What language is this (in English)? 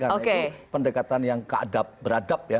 Indonesian